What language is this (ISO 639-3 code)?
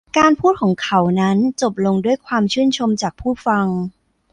tha